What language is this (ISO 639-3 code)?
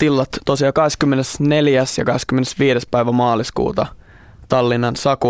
fin